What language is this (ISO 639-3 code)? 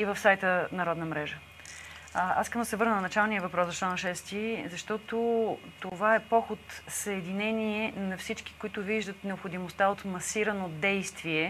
bul